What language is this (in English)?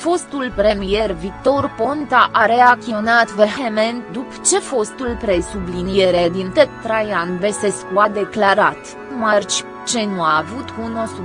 Romanian